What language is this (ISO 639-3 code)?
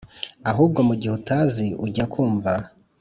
kin